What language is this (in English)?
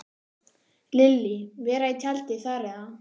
Icelandic